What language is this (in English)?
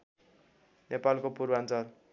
Nepali